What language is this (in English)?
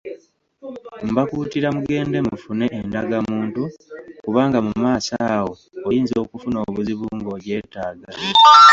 Ganda